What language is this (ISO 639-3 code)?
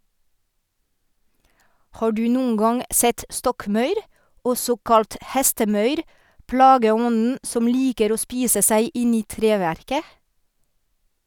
nor